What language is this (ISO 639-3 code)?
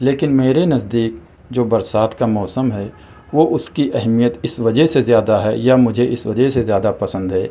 urd